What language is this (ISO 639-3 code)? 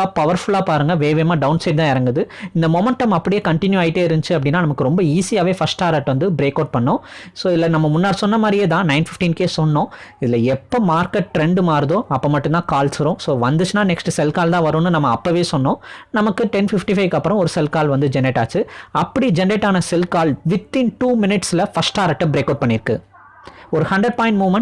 tam